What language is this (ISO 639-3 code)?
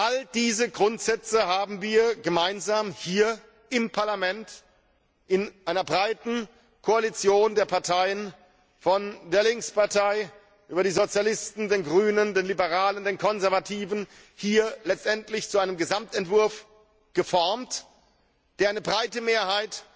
deu